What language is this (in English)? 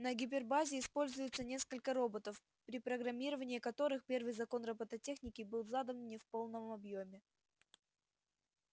Russian